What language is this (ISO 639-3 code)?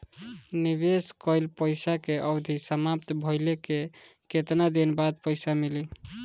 bho